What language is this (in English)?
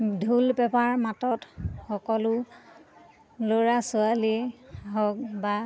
Assamese